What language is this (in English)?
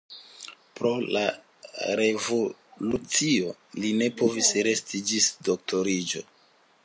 Esperanto